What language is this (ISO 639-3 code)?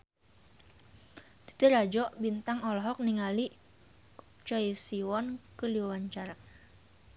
sun